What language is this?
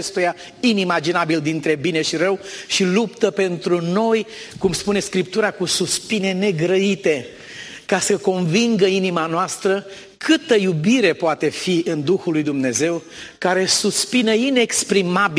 Romanian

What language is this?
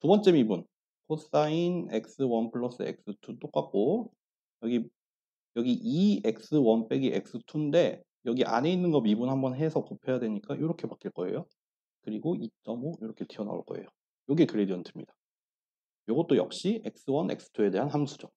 Korean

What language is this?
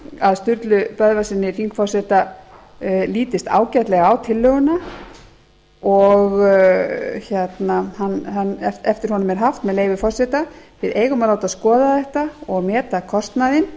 Icelandic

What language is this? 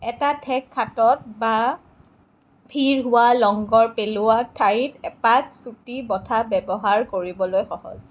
Assamese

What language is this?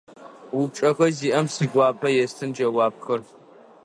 Adyghe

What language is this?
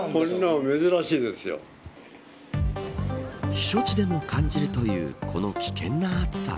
Japanese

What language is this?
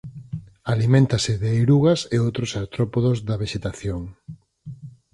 Galician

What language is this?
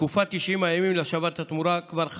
Hebrew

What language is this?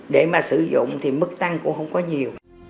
Vietnamese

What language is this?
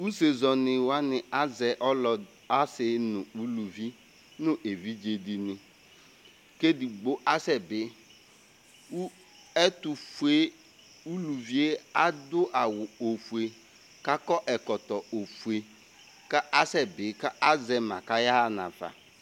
Ikposo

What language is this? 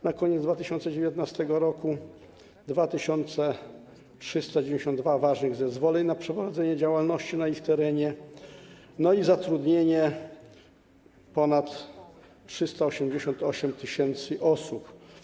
Polish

